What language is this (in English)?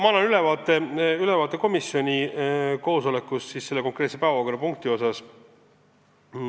Estonian